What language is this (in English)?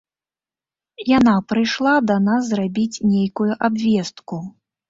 Belarusian